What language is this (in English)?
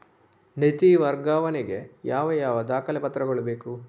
Kannada